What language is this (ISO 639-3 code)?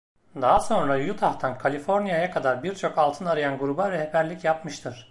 tur